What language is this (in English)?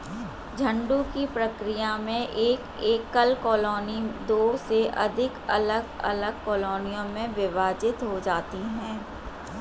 Hindi